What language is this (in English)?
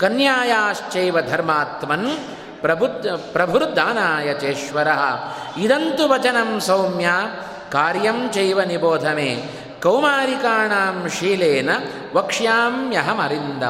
Kannada